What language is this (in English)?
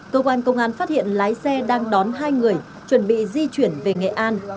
Vietnamese